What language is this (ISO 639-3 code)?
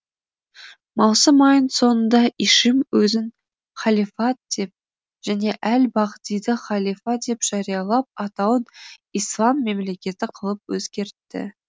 kaz